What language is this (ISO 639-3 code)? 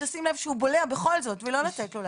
heb